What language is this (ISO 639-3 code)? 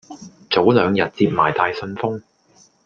yue